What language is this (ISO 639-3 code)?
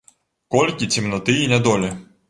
bel